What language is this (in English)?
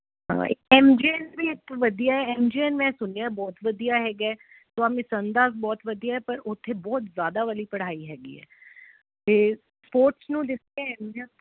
Punjabi